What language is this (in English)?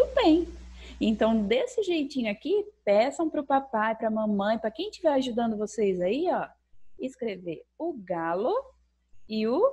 Portuguese